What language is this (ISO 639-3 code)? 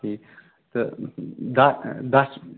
kas